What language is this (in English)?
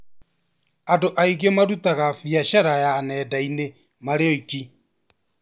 Kikuyu